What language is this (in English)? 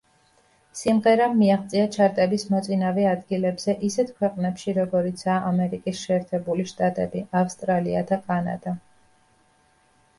Georgian